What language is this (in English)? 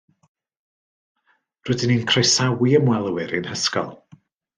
Welsh